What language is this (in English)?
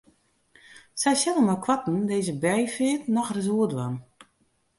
Western Frisian